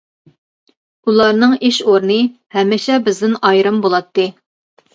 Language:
Uyghur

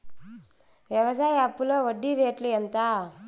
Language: Telugu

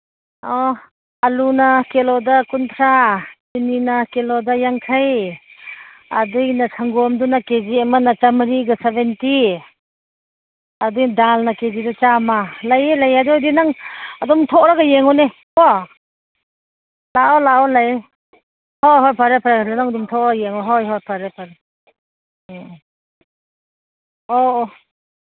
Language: Manipuri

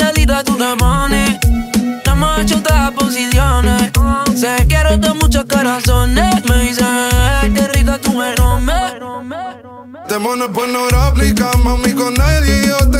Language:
Romanian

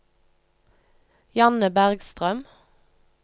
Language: Norwegian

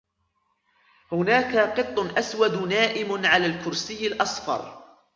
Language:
Arabic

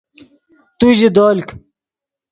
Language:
Yidgha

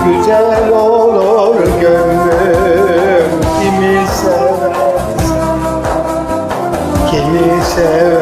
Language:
Turkish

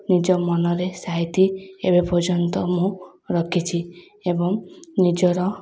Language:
Odia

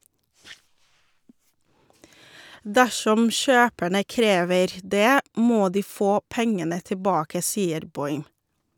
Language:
Norwegian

